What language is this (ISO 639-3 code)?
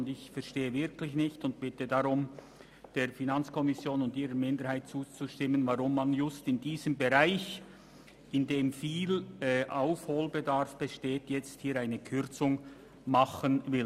gsw